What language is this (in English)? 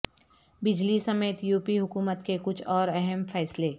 Urdu